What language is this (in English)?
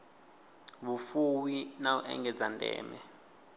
Venda